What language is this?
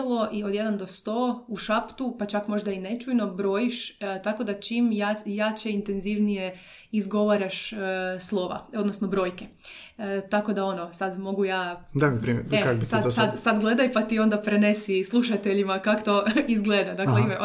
Croatian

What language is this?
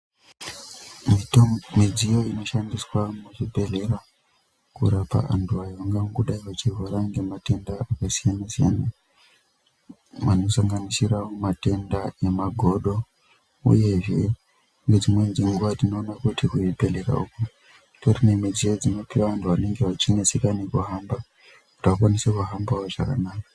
Ndau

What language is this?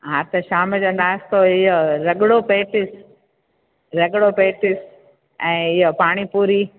Sindhi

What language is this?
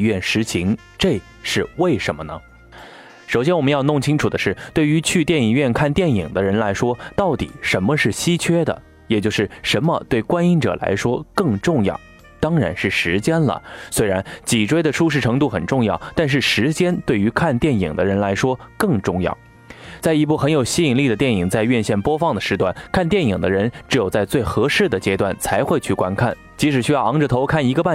Chinese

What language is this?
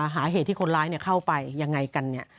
Thai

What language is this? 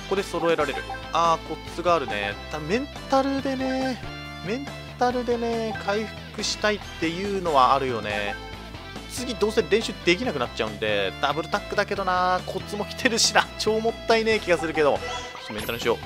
Japanese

